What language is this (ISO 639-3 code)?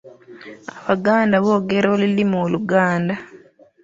lug